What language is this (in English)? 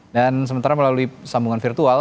Indonesian